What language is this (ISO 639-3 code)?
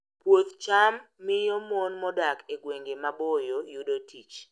luo